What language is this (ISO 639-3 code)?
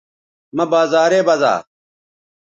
btv